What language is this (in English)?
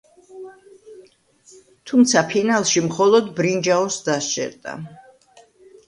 Georgian